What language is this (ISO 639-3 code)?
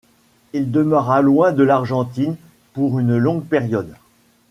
fra